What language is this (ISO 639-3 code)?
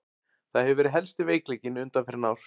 isl